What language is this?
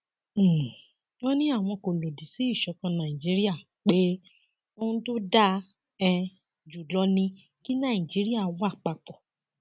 Yoruba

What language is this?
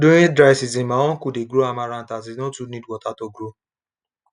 Nigerian Pidgin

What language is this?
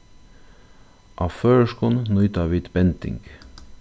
Faroese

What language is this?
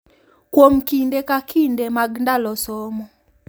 Luo (Kenya and Tanzania)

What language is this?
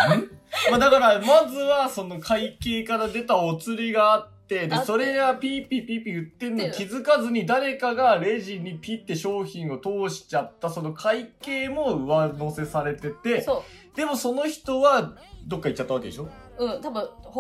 Japanese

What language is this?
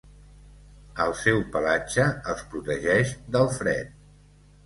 Catalan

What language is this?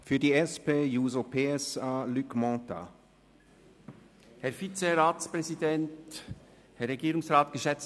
Swiss German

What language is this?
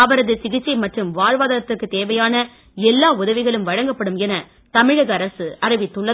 Tamil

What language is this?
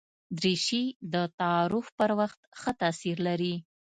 Pashto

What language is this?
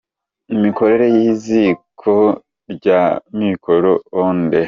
Kinyarwanda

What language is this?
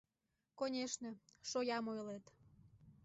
Mari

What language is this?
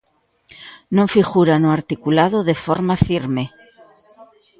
Galician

